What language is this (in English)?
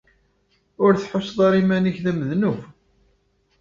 Kabyle